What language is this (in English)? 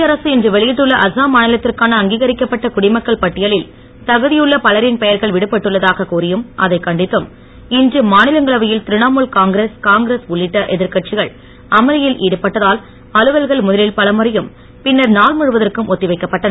Tamil